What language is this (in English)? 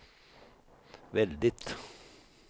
Swedish